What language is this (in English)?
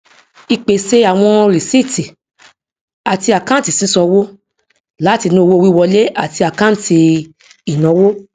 Yoruba